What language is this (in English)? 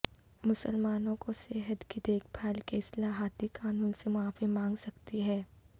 Urdu